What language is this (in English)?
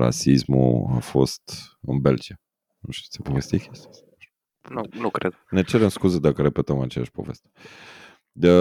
Romanian